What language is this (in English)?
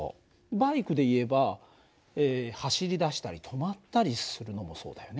Japanese